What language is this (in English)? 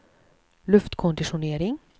Swedish